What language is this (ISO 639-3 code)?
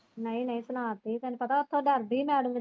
pan